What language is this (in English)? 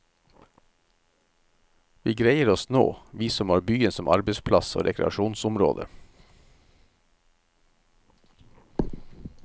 Norwegian